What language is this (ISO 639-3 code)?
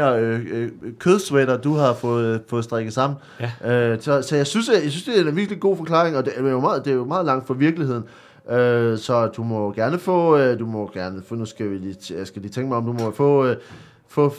dan